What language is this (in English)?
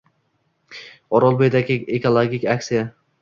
Uzbek